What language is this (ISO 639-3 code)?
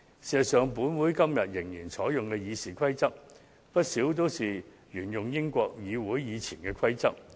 yue